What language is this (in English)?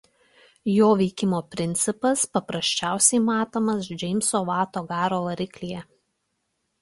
Lithuanian